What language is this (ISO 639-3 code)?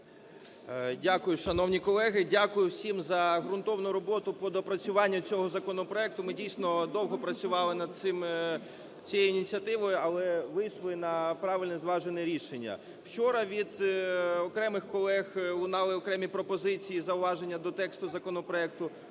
ukr